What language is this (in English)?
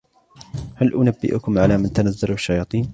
Arabic